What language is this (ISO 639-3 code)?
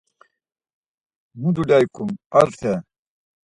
lzz